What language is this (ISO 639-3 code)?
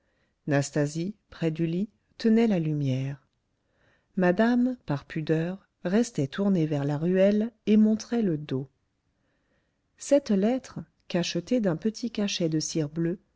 fra